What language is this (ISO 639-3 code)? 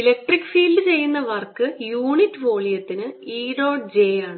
mal